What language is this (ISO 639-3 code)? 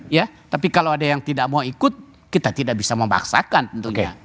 ind